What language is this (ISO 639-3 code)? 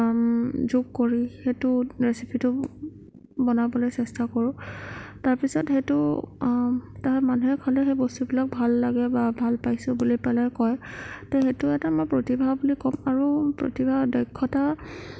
asm